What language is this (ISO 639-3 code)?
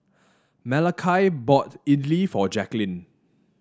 eng